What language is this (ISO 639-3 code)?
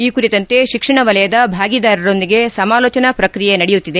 kan